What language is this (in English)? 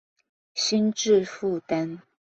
Chinese